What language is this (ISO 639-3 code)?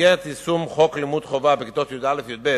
heb